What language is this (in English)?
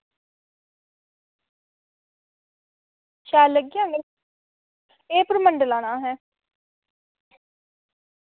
Dogri